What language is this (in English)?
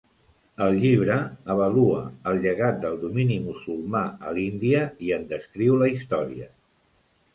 Catalan